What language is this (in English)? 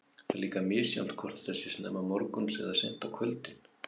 Icelandic